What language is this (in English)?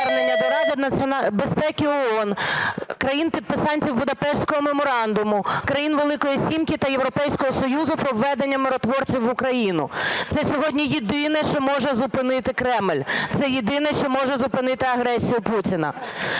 Ukrainian